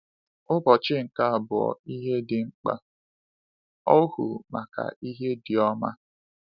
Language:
Igbo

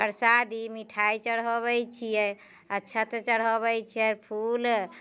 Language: Maithili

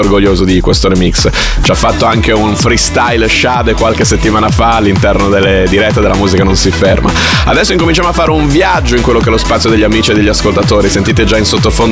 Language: Italian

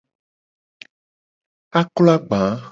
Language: Gen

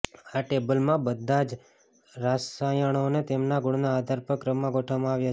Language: Gujarati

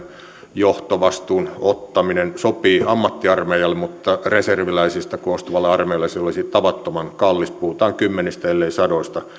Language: Finnish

